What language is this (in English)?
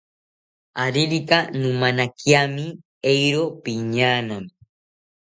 South Ucayali Ashéninka